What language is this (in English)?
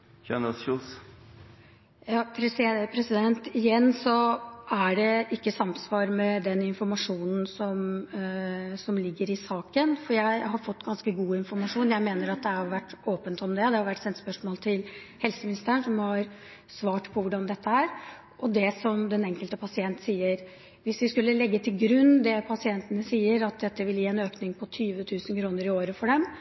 Norwegian